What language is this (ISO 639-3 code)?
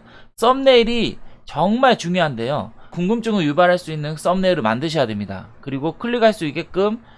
kor